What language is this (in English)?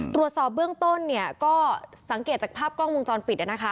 Thai